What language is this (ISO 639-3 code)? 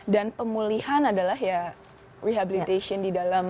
ind